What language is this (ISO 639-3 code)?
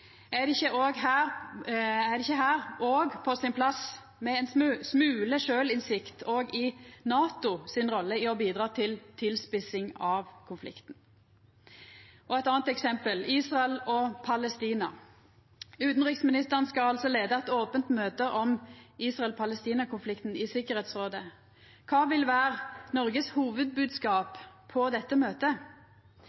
nno